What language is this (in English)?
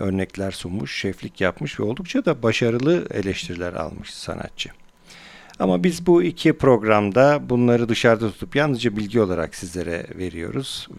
Turkish